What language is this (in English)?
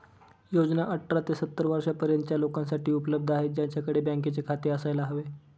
Marathi